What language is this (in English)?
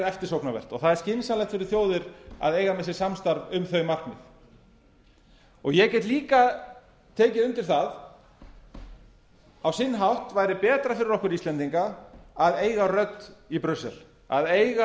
Icelandic